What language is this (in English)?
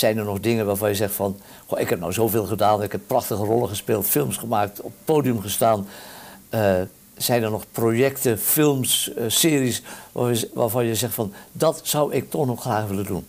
Dutch